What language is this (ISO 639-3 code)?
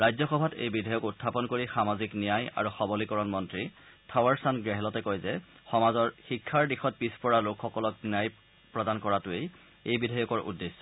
asm